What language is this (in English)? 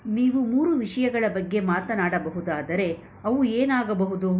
Kannada